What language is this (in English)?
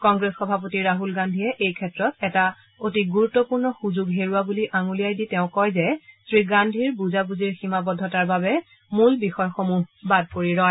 Assamese